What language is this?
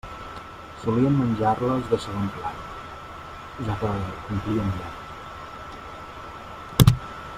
Catalan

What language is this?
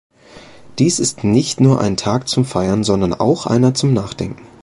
German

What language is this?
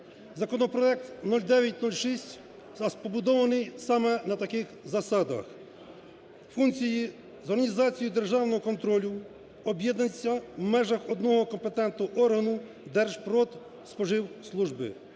Ukrainian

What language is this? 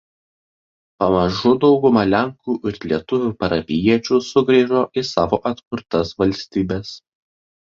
Lithuanian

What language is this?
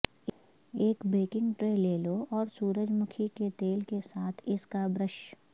Urdu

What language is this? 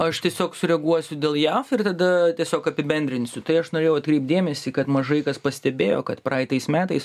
Lithuanian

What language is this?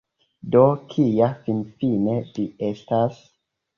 Esperanto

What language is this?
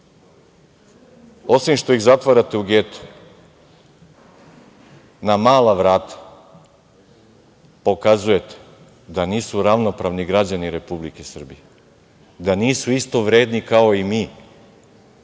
Serbian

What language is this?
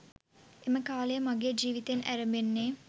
Sinhala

